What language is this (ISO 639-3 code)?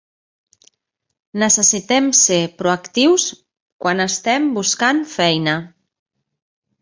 cat